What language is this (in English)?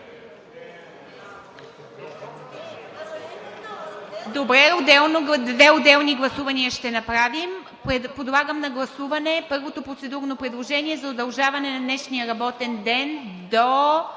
Bulgarian